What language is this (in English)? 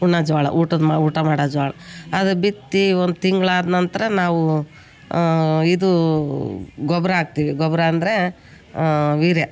Kannada